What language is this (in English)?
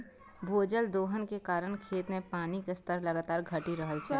Maithili